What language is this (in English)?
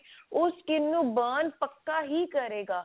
Punjabi